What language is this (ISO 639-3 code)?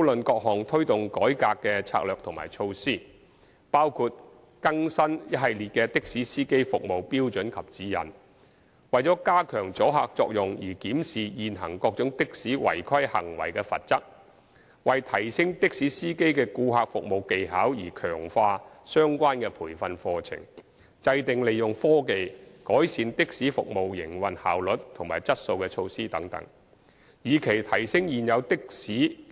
yue